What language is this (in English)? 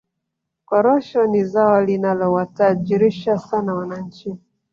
Swahili